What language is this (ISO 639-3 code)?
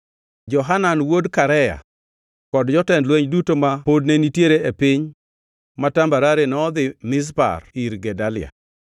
luo